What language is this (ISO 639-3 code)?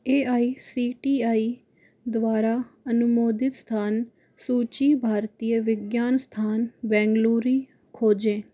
hin